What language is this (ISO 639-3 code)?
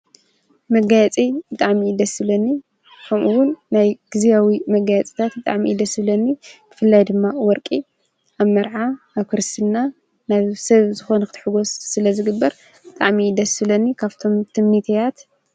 tir